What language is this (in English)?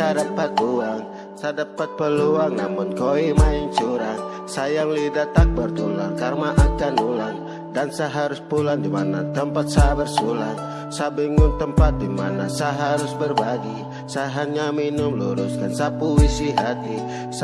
Indonesian